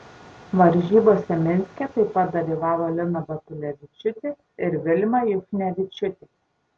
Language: Lithuanian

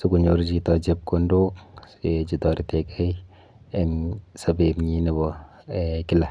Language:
Kalenjin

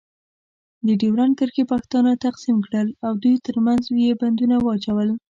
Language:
Pashto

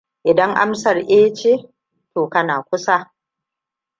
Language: Hausa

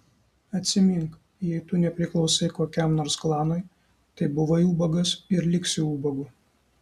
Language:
Lithuanian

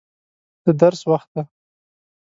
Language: Pashto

